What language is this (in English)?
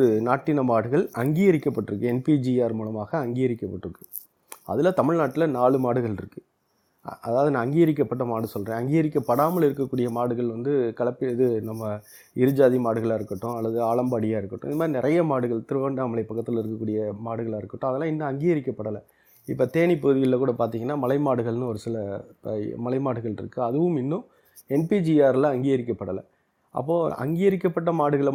Tamil